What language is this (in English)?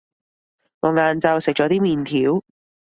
Cantonese